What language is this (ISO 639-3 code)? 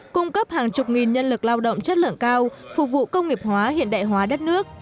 vie